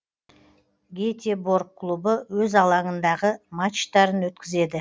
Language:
Kazakh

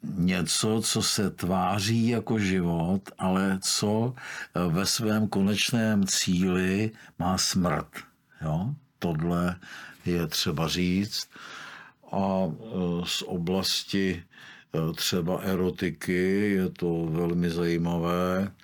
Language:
Czech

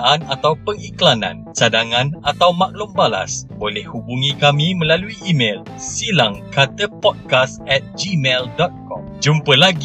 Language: Malay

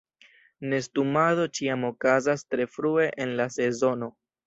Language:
Esperanto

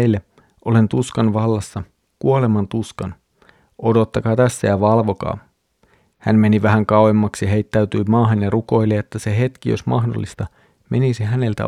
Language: Finnish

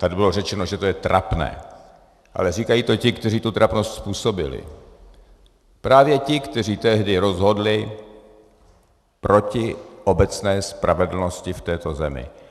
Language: Czech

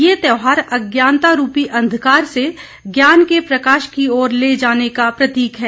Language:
Hindi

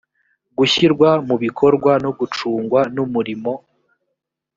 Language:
Kinyarwanda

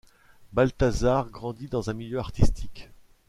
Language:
French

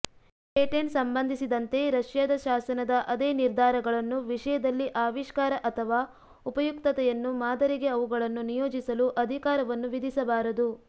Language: Kannada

